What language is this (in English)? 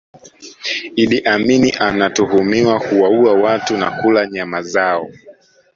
Swahili